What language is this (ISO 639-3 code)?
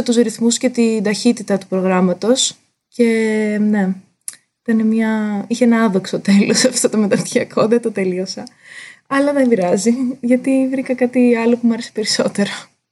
ell